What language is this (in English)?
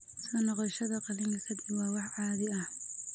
Somali